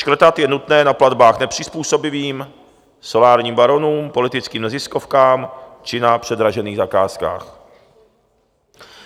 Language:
Czech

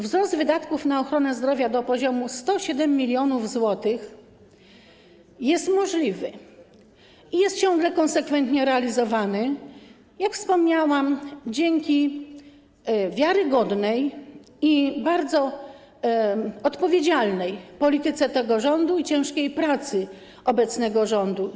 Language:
Polish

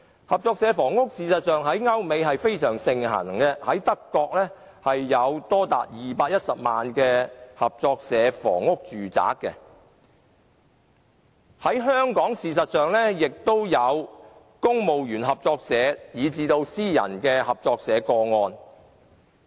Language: Cantonese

